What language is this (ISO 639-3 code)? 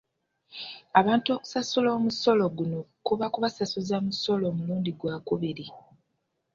lug